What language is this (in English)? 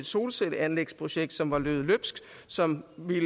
Danish